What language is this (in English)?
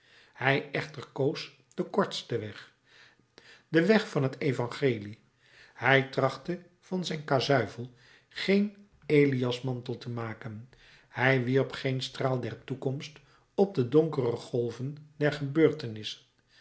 Dutch